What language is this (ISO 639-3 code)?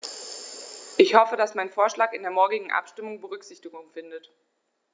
deu